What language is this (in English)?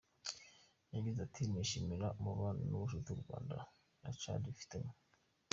Kinyarwanda